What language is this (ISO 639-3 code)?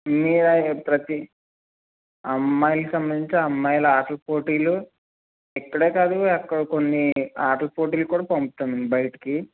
tel